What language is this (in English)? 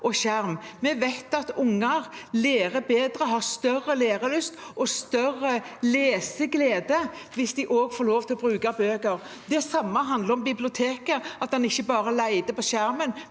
Norwegian